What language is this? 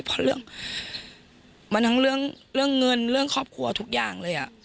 Thai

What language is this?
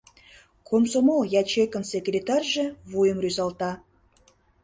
Mari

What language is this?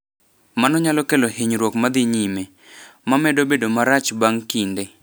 Luo (Kenya and Tanzania)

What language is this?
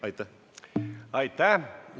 Estonian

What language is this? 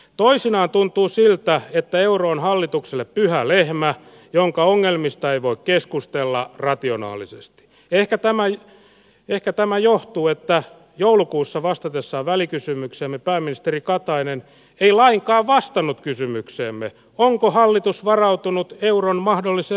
Finnish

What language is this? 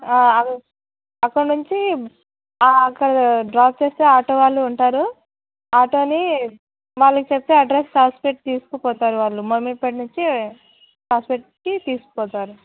Telugu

